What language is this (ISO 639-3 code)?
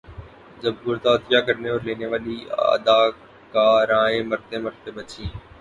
urd